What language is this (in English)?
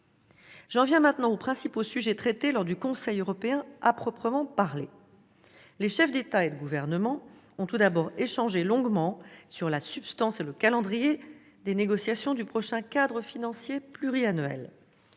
French